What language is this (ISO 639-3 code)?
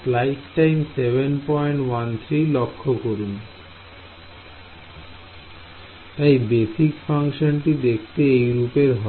ben